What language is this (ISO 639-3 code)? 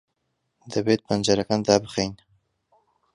ckb